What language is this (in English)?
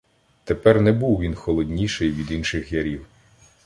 Ukrainian